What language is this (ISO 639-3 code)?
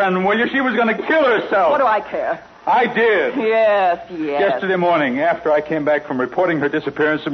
eng